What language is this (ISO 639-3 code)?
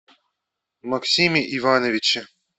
rus